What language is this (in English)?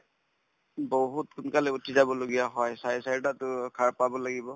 Assamese